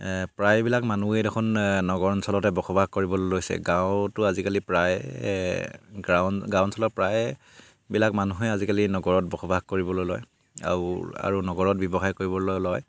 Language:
Assamese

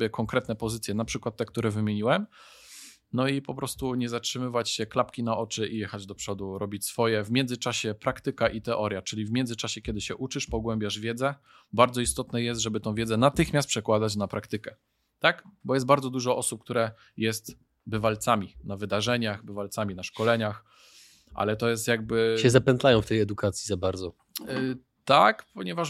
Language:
Polish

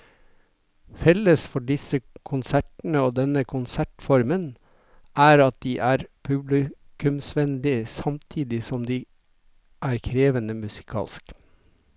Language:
Norwegian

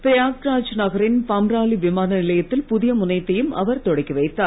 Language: Tamil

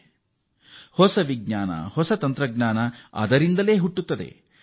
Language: Kannada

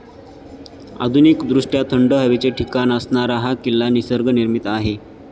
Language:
Marathi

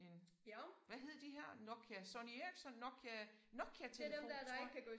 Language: Danish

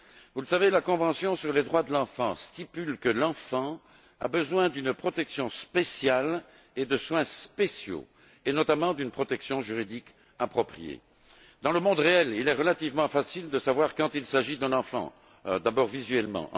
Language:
French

